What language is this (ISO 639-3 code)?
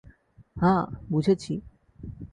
ben